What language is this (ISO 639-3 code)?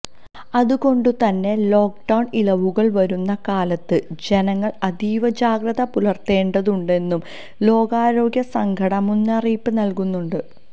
mal